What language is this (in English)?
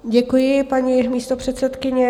Czech